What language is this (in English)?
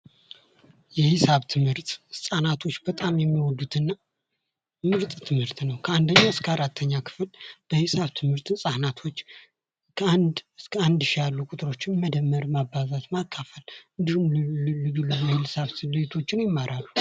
Amharic